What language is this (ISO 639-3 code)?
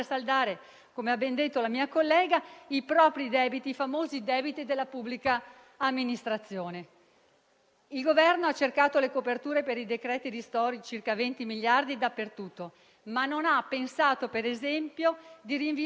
ita